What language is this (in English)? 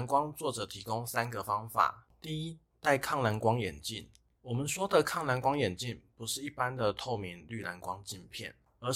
Chinese